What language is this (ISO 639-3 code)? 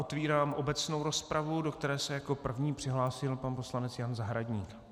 ces